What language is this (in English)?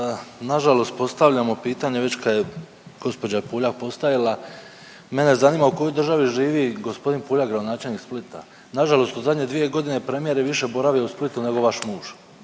Croatian